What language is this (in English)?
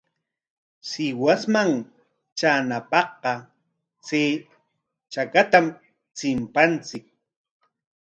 Corongo Ancash Quechua